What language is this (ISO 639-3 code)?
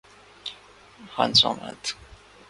urd